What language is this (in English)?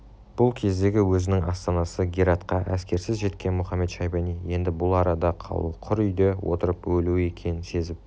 Kazakh